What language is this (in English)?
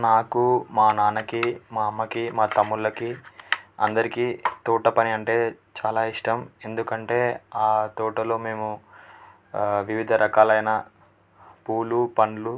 Telugu